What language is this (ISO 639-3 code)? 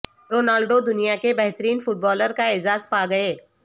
urd